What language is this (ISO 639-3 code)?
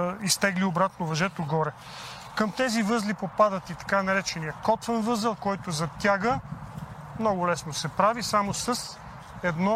bul